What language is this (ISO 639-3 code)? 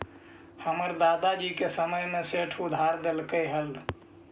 mag